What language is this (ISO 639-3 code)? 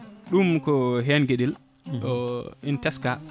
ful